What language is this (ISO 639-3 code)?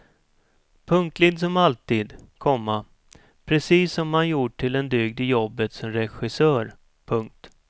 swe